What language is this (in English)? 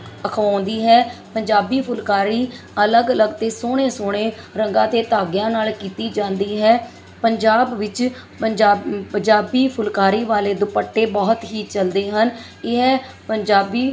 Punjabi